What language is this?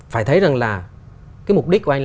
Vietnamese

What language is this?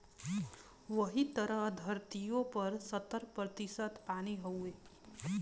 Bhojpuri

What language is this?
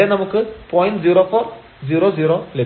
Malayalam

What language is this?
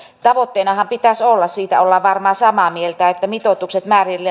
Finnish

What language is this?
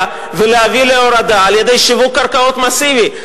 Hebrew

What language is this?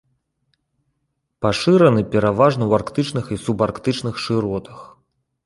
Belarusian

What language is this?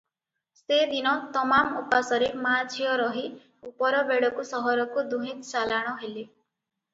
Odia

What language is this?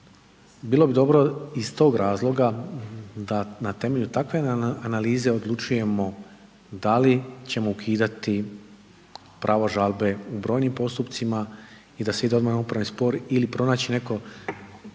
Croatian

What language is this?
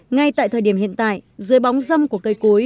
Vietnamese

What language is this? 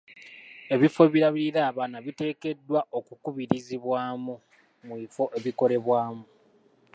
Ganda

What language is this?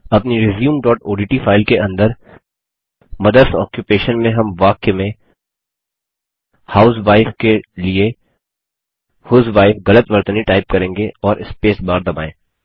Hindi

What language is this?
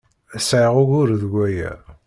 Kabyle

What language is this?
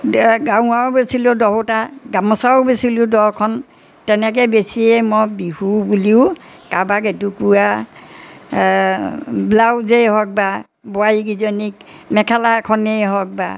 Assamese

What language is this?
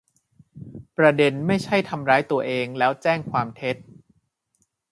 Thai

